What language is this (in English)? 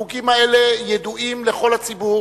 Hebrew